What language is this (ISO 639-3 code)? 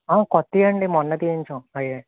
tel